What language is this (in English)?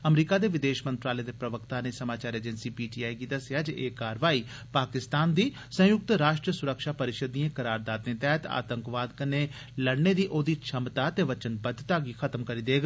Dogri